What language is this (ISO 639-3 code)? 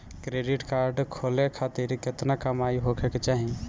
bho